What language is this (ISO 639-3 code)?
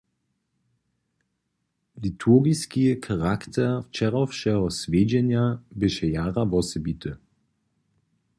hsb